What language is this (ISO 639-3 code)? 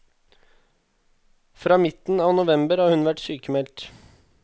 nor